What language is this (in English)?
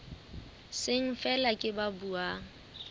Southern Sotho